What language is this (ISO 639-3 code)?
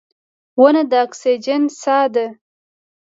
pus